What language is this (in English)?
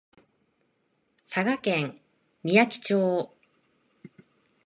Japanese